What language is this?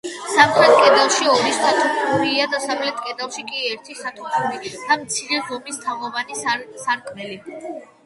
Georgian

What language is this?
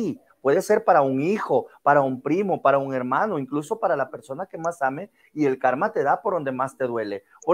Spanish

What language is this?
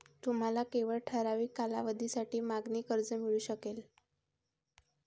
Marathi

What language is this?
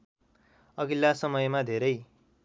Nepali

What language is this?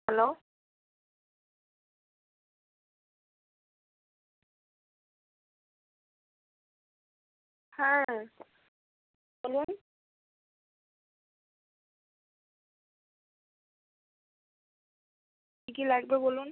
Bangla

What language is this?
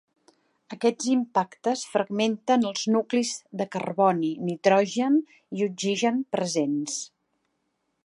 Catalan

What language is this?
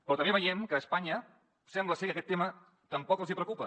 Catalan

